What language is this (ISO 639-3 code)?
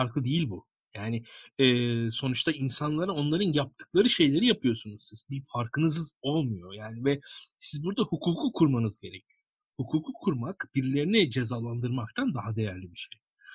tur